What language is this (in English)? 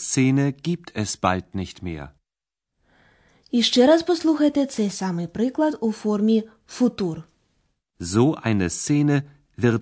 Ukrainian